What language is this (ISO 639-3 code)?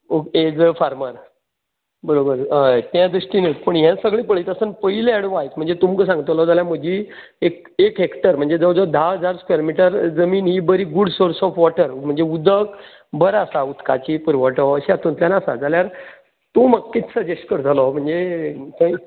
kok